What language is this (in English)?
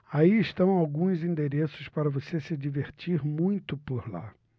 Portuguese